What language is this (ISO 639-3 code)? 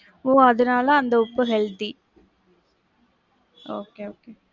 tam